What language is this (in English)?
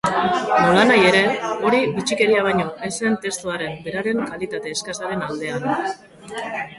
Basque